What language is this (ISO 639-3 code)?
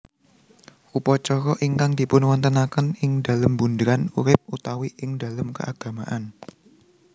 jav